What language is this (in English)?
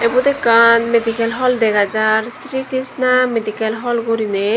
Chakma